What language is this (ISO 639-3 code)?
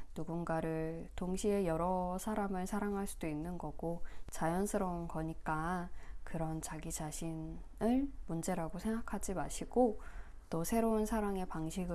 kor